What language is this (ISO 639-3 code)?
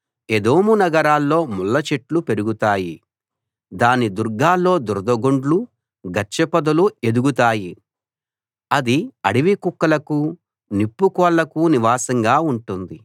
tel